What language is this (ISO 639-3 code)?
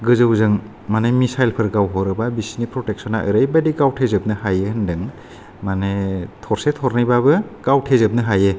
brx